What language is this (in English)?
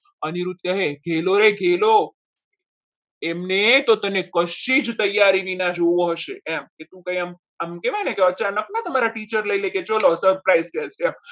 Gujarati